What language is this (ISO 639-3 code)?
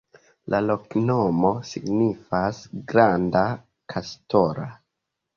epo